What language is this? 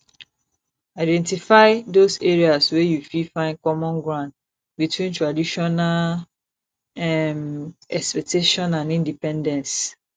Nigerian Pidgin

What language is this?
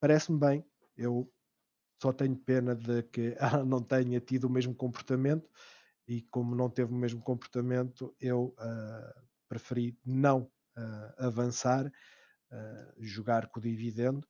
Portuguese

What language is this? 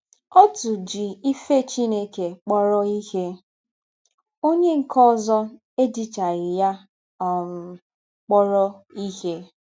Igbo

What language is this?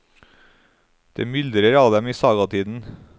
Norwegian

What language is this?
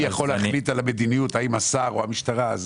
Hebrew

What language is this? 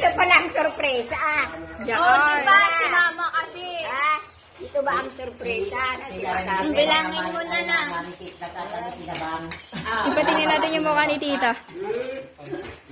Indonesian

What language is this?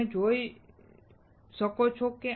Gujarati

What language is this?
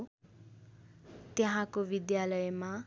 Nepali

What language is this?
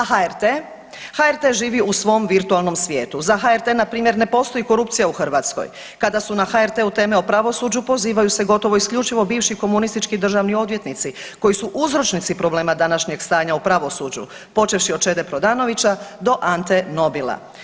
Croatian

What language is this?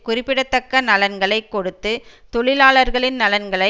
Tamil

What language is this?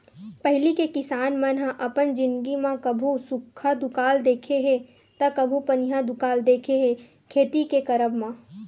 Chhattisgarhi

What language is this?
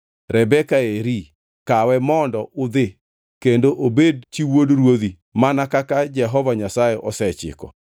Luo (Kenya and Tanzania)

